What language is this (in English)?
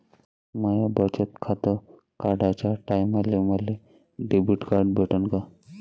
Marathi